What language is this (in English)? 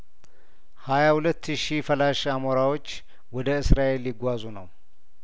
Amharic